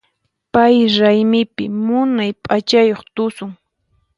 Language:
Puno Quechua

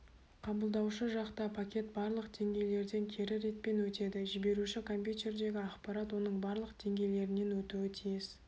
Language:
Kazakh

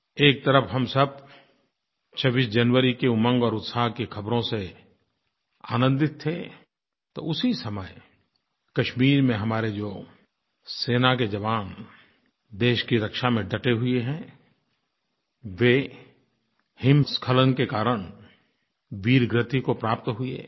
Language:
Hindi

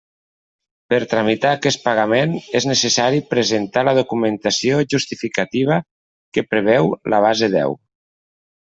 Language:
Catalan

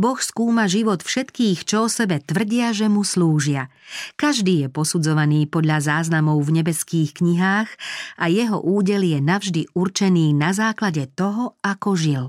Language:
Slovak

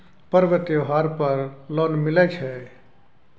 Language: Maithili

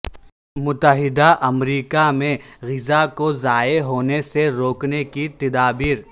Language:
Urdu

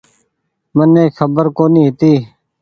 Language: Goaria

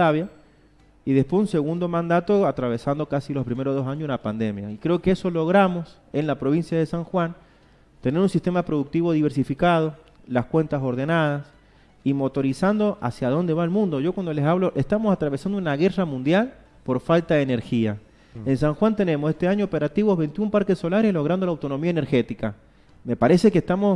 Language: Spanish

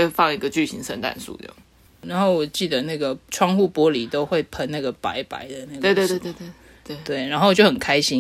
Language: Chinese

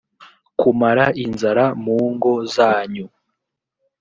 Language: Kinyarwanda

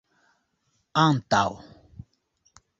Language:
Esperanto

